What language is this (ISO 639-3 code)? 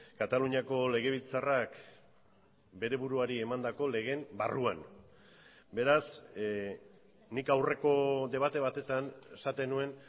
eus